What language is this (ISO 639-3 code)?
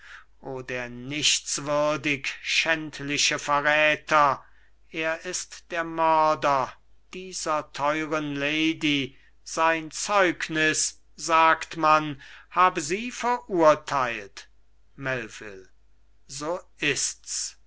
deu